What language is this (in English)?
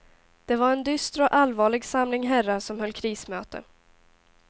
Swedish